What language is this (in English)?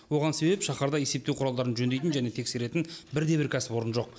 Kazakh